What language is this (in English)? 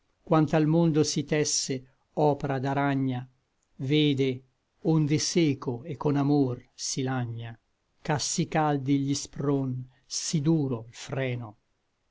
Italian